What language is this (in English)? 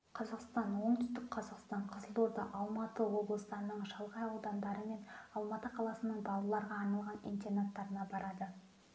Kazakh